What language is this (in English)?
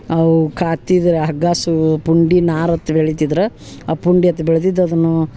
Kannada